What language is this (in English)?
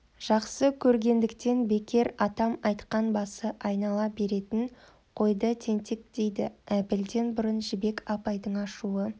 Kazakh